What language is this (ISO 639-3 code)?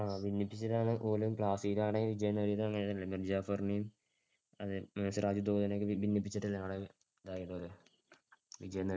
mal